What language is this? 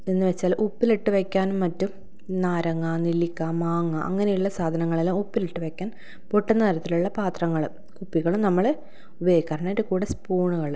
Malayalam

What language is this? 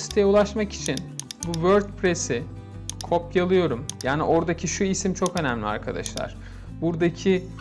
Turkish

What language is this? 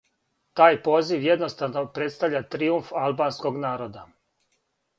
Serbian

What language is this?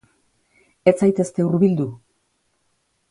Basque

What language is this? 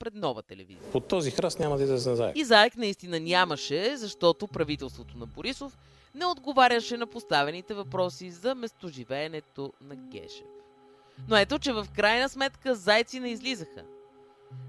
Bulgarian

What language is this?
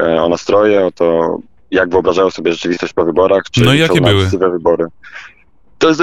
Polish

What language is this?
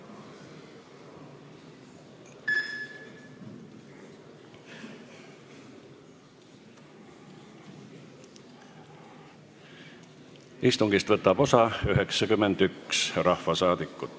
Estonian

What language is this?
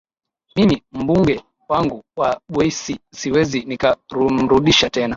Swahili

